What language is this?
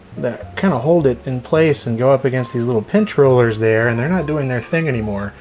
English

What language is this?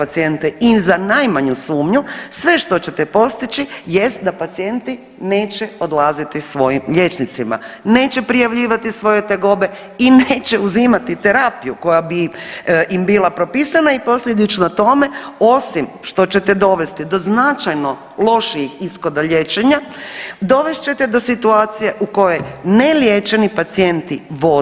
Croatian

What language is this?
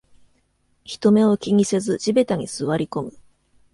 Japanese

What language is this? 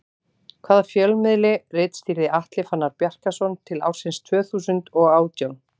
Icelandic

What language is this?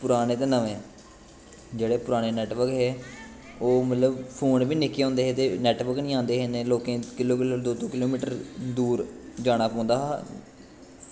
Dogri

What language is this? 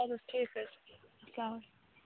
Kashmiri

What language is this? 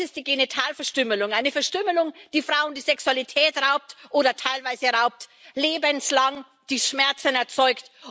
German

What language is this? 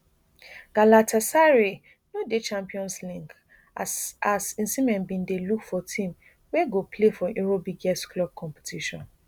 Nigerian Pidgin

